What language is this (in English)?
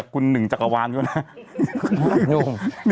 Thai